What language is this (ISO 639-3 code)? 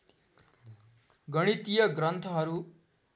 nep